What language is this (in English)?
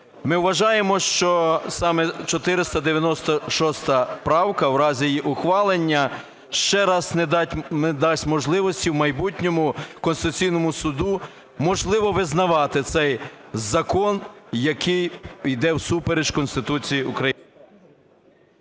Ukrainian